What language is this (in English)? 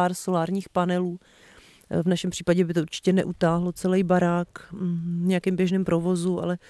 Czech